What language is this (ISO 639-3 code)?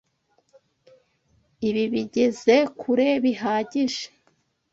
kin